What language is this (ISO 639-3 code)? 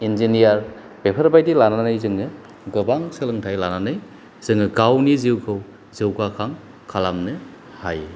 brx